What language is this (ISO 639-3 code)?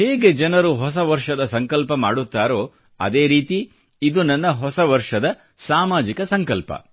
kan